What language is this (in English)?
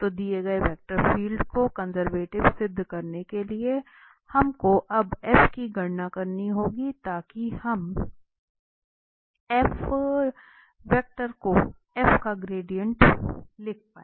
Hindi